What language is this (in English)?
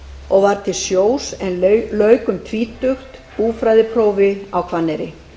Icelandic